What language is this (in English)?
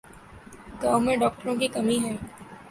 Urdu